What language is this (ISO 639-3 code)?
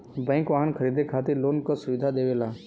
bho